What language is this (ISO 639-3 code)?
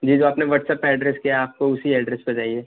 urd